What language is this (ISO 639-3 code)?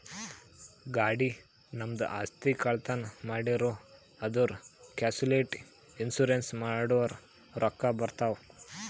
kan